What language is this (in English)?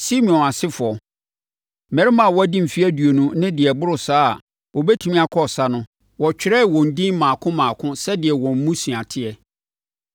Akan